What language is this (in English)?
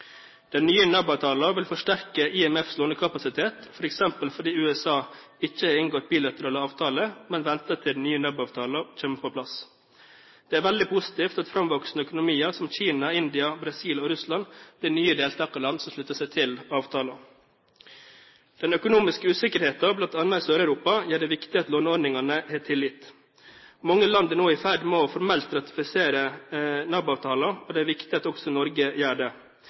Norwegian Bokmål